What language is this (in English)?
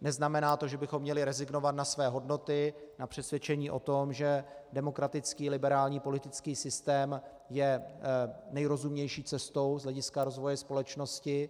Czech